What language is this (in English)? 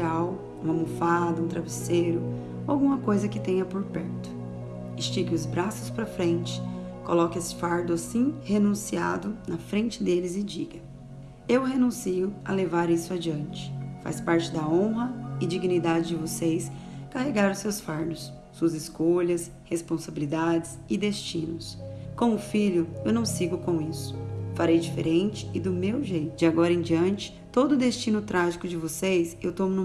Portuguese